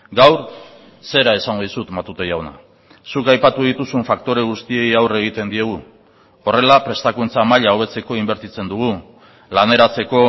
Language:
Basque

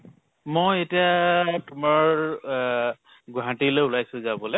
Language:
Assamese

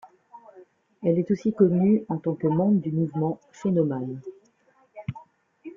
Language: French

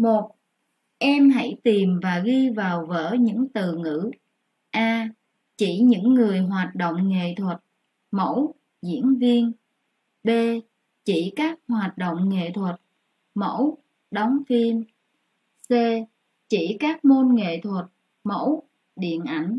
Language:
Vietnamese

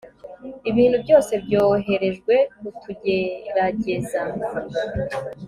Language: Kinyarwanda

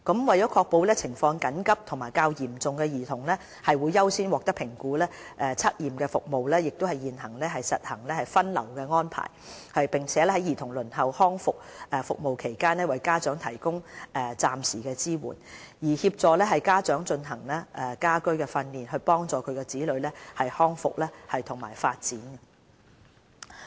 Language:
Cantonese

